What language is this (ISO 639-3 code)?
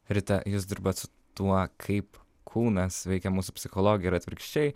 lit